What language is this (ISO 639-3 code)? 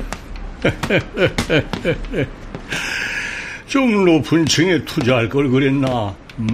kor